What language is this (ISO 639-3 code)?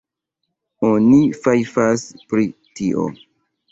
epo